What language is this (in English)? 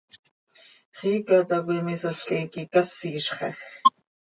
Seri